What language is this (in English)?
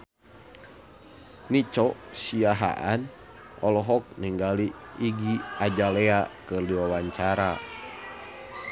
Sundanese